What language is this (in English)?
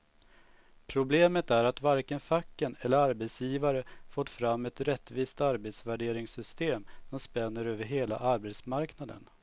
Swedish